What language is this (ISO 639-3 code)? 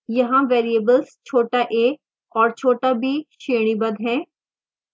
hin